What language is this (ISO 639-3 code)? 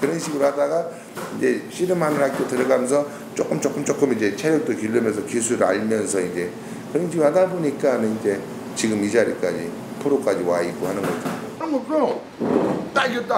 kor